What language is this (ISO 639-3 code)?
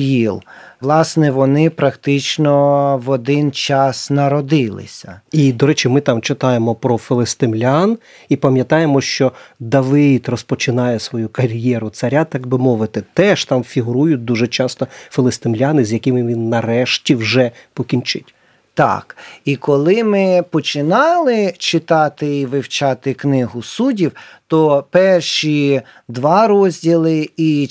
ukr